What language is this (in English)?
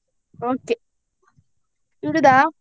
Kannada